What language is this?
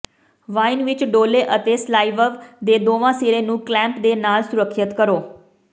Punjabi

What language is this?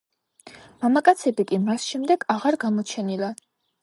Georgian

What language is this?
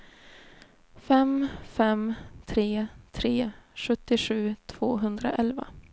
Swedish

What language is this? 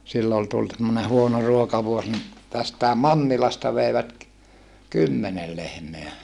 Finnish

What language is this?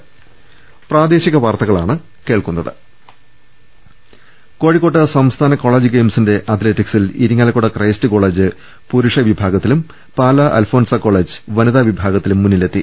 Malayalam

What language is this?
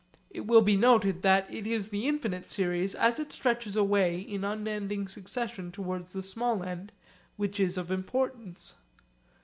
English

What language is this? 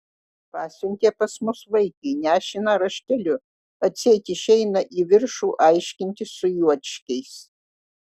Lithuanian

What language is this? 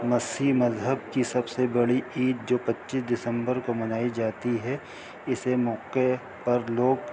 Urdu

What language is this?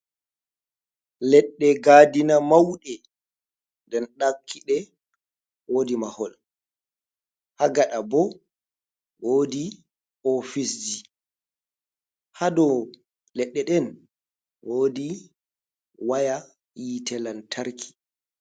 Fula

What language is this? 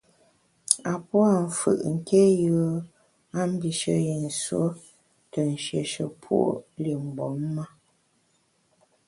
Bamun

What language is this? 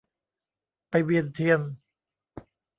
Thai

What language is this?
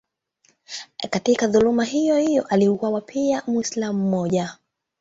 Swahili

